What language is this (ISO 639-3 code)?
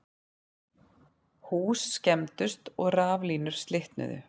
isl